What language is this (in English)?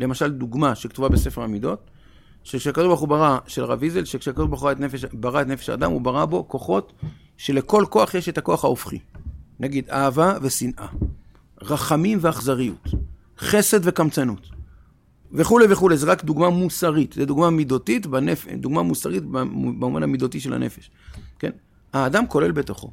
Hebrew